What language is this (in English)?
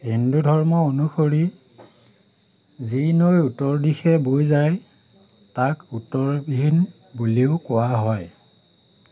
Assamese